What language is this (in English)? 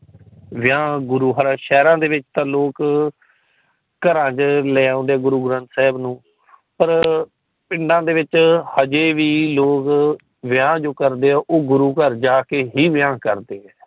Punjabi